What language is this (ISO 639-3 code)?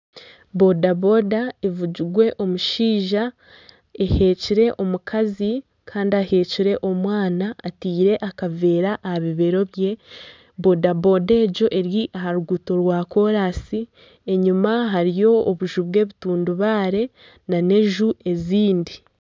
nyn